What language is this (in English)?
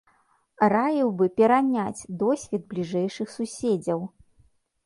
Belarusian